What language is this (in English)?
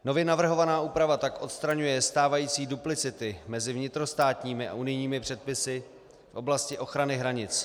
Czech